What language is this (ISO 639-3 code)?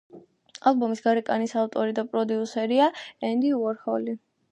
kat